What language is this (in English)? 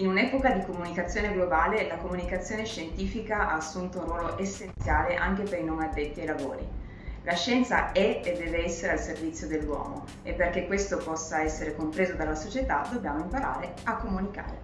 Italian